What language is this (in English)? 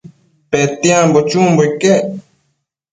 Matsés